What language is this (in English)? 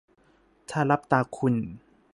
Thai